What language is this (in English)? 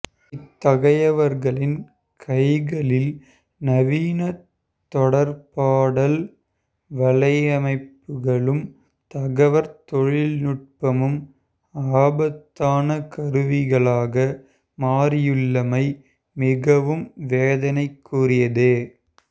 Tamil